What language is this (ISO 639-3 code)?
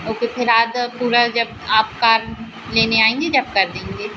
hin